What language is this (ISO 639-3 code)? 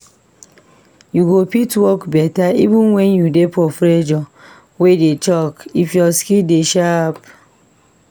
pcm